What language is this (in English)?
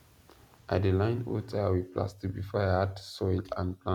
Nigerian Pidgin